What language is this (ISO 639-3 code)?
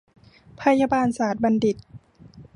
tha